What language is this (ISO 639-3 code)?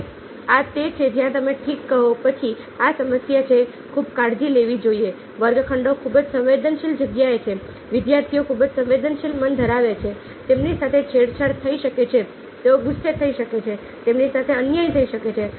guj